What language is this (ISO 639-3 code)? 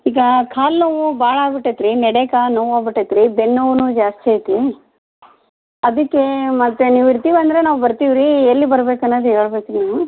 kan